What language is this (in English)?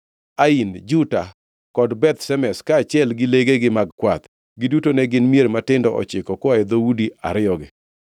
Luo (Kenya and Tanzania)